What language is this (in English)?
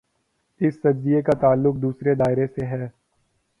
Urdu